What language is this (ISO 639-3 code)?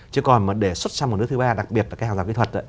vie